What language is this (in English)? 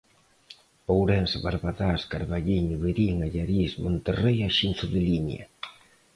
Galician